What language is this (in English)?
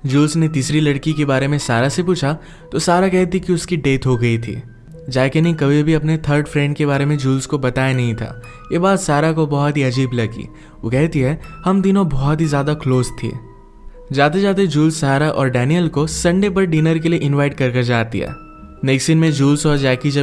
Hindi